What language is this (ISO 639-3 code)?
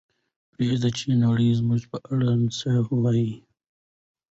pus